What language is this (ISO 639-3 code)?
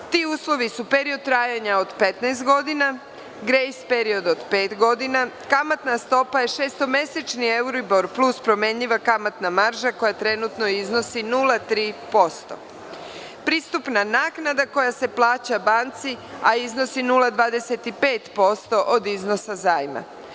srp